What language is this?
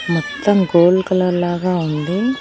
Telugu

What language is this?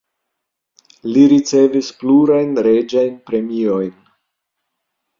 Esperanto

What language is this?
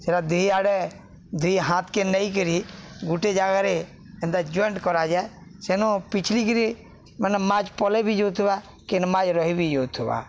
Odia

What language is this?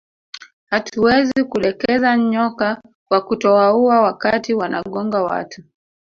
Swahili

